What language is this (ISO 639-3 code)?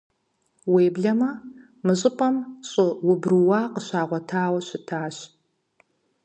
kbd